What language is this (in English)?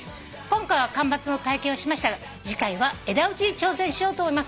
Japanese